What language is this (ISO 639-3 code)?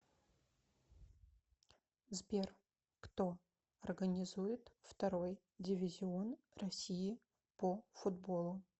rus